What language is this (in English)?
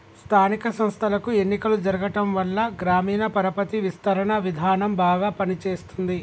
Telugu